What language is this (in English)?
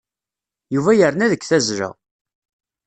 Kabyle